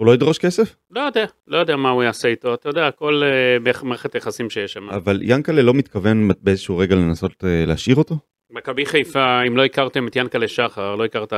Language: Hebrew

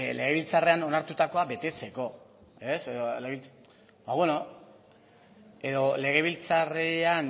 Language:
Basque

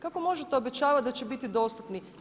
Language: Croatian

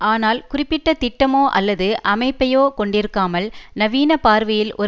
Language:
Tamil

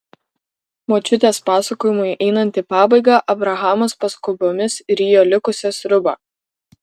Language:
Lithuanian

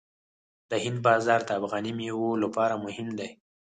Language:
Pashto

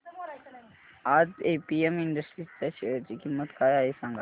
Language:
Marathi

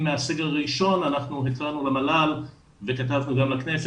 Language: Hebrew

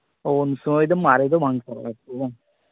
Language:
Santali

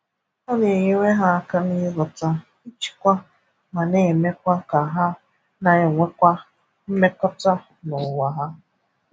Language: Igbo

